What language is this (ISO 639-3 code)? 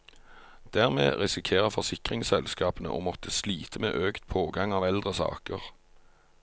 nor